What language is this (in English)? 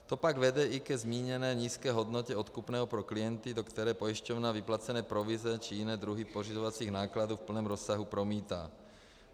Czech